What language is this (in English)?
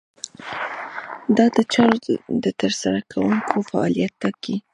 Pashto